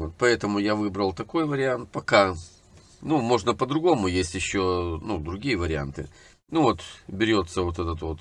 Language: Russian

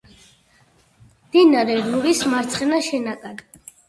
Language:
Georgian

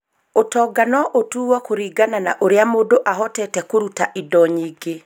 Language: Kikuyu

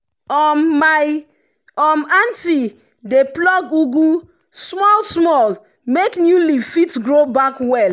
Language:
Nigerian Pidgin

